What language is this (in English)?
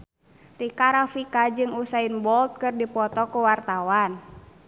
Sundanese